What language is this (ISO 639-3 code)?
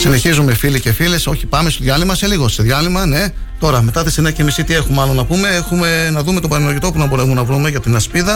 ell